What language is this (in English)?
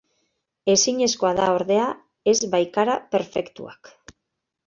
Basque